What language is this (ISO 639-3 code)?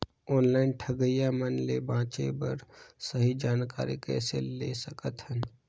hne